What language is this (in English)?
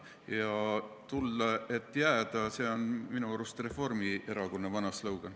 Estonian